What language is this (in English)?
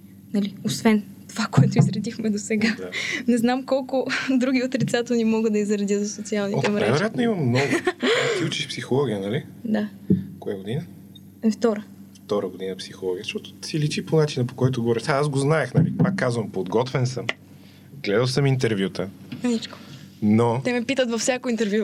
Bulgarian